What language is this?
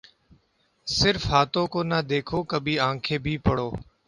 Urdu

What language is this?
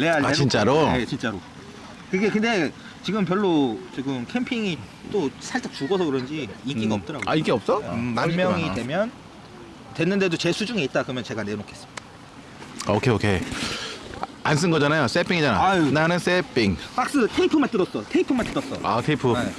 Korean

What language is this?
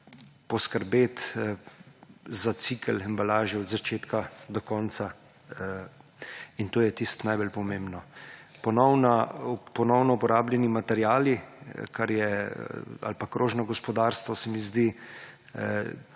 Slovenian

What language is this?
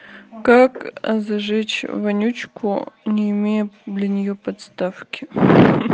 Russian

